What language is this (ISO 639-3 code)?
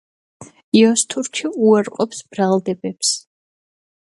kat